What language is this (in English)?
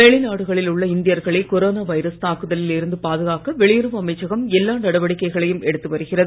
Tamil